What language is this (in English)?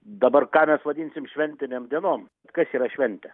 Lithuanian